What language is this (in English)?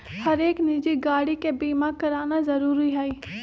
Magahi